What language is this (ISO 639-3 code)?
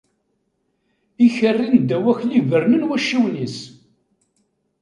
kab